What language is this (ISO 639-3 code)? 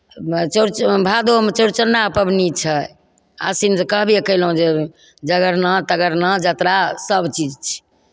mai